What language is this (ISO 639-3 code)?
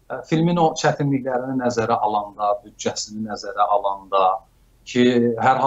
tur